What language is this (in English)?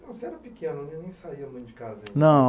Portuguese